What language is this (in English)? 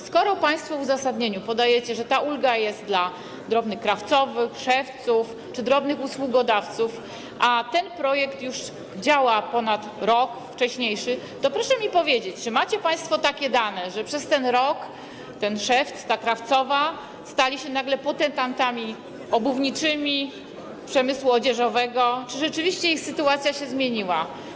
Polish